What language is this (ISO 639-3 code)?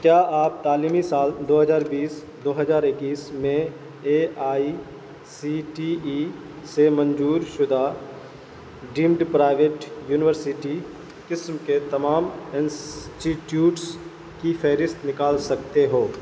urd